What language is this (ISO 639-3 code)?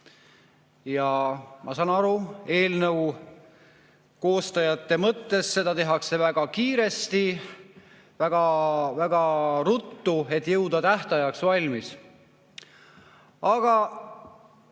est